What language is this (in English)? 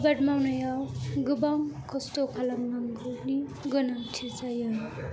Bodo